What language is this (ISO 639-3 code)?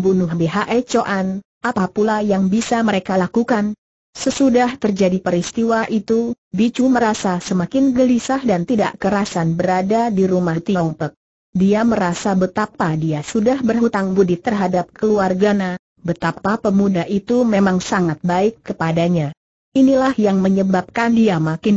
ind